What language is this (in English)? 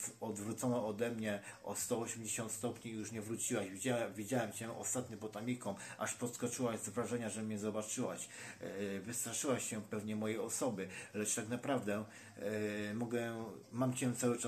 Polish